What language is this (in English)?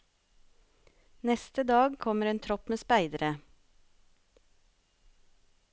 Norwegian